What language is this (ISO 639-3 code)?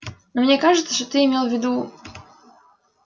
rus